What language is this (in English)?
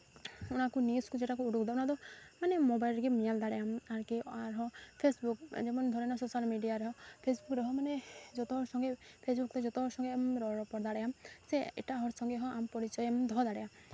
Santali